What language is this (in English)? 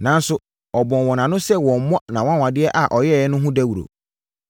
Akan